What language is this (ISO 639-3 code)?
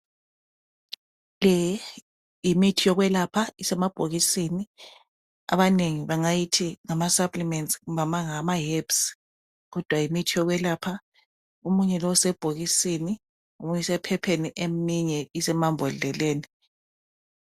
nde